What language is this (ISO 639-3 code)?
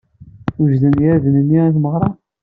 kab